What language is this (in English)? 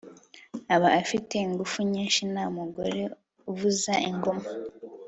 Kinyarwanda